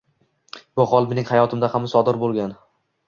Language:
Uzbek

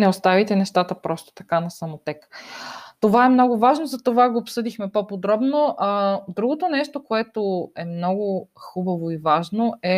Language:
Bulgarian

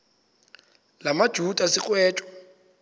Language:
Xhosa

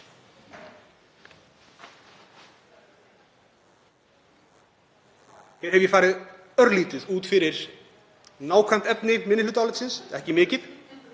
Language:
Icelandic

